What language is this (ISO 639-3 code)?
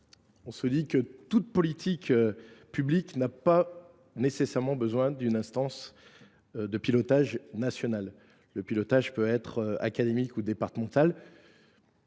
fra